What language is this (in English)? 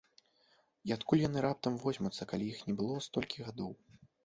Belarusian